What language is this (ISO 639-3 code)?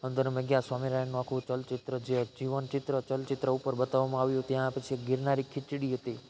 guj